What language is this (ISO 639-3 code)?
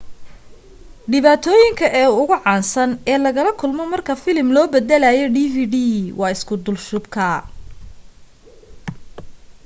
som